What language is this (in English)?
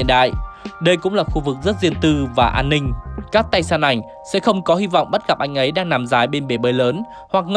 Vietnamese